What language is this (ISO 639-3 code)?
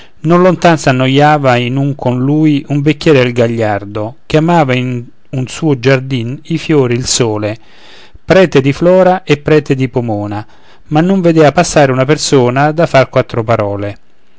ita